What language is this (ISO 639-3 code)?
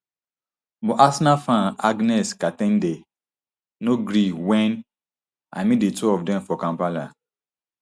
pcm